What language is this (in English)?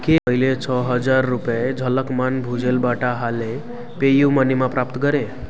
Nepali